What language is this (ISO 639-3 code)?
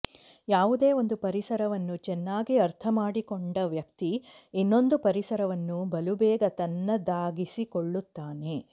kan